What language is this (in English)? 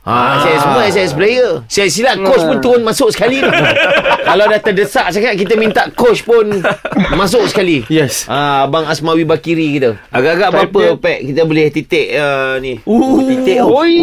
Malay